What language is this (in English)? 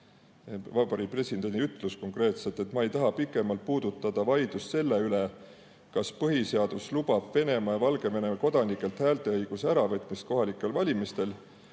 Estonian